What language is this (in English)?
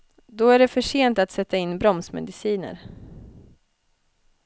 Swedish